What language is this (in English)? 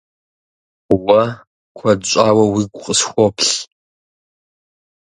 Kabardian